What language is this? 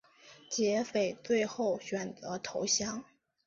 Chinese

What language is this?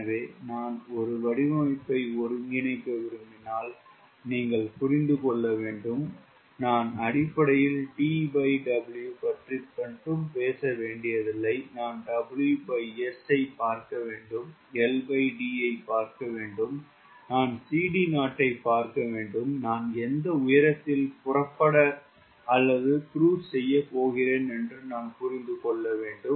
Tamil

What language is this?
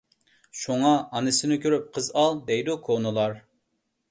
Uyghur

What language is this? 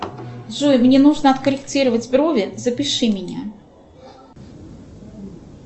Russian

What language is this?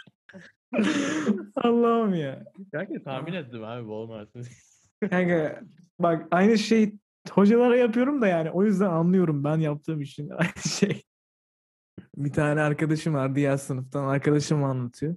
Turkish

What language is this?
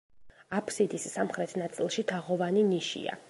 Georgian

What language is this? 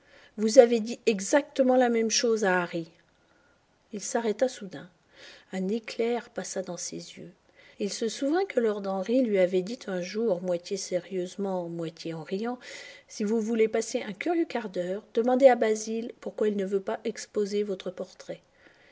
French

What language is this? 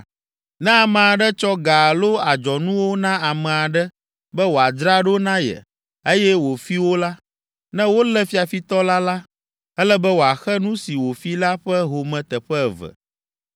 Ewe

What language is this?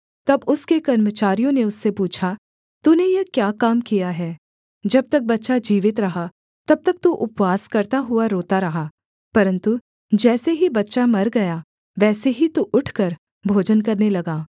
Hindi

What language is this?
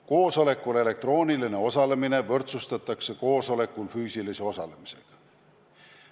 Estonian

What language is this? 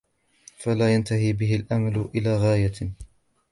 Arabic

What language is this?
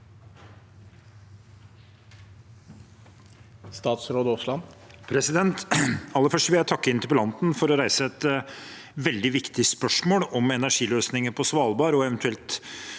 Norwegian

